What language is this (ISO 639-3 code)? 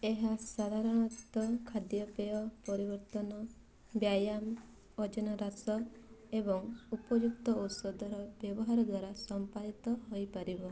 ori